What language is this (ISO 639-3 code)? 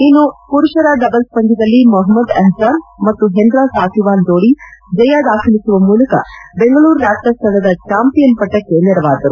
kan